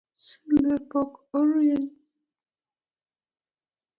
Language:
Luo (Kenya and Tanzania)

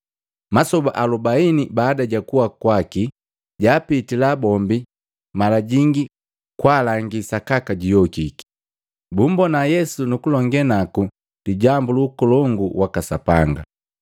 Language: Matengo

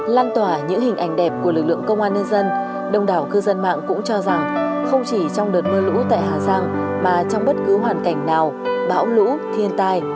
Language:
Vietnamese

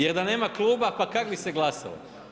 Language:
Croatian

